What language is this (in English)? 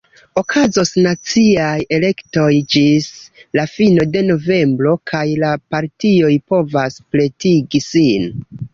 Esperanto